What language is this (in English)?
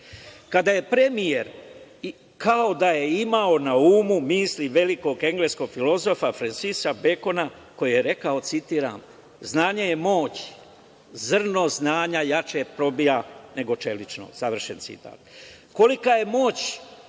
Serbian